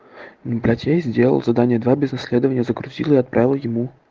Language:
Russian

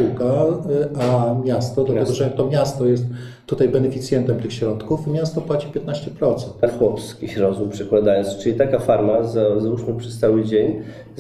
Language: Polish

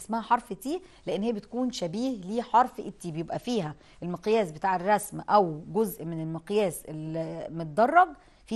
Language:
Arabic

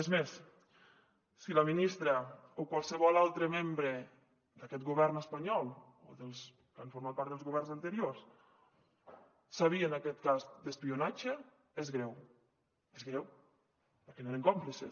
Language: Catalan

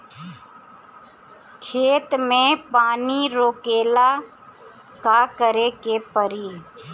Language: Bhojpuri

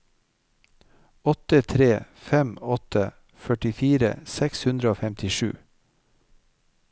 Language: Norwegian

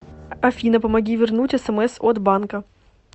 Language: Russian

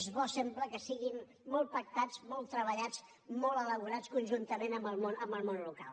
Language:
Catalan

